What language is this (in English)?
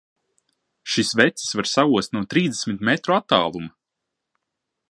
Latvian